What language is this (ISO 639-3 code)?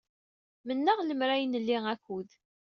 kab